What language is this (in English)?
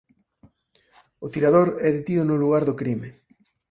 Galician